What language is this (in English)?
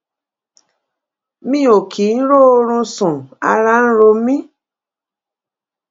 Yoruba